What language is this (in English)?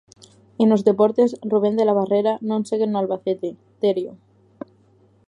Galician